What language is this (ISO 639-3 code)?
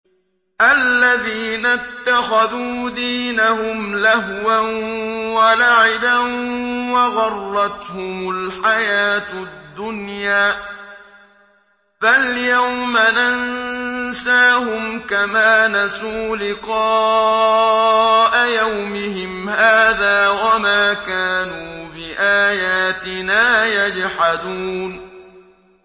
ara